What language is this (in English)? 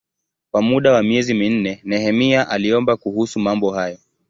Swahili